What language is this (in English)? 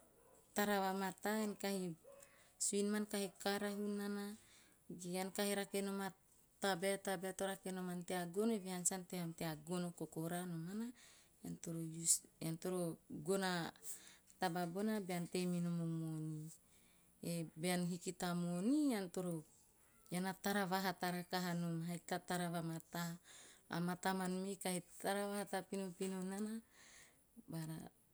Teop